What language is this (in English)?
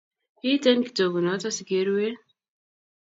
Kalenjin